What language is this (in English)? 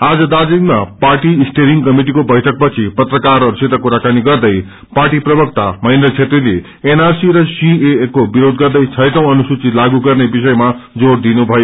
Nepali